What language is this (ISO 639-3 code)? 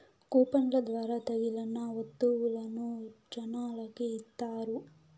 tel